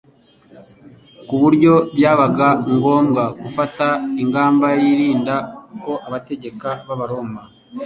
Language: Kinyarwanda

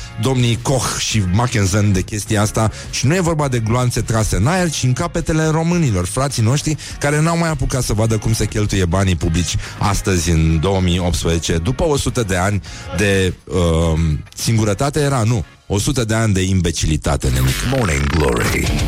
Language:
Romanian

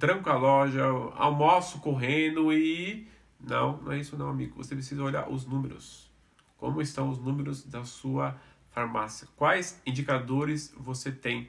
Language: Portuguese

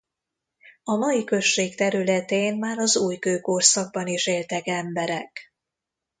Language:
Hungarian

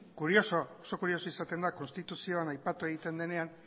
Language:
Basque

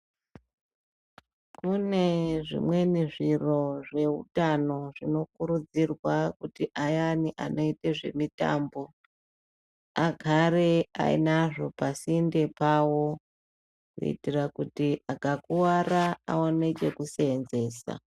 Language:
Ndau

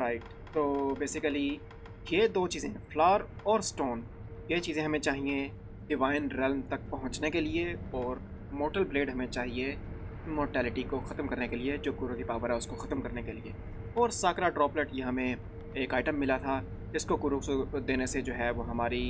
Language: Japanese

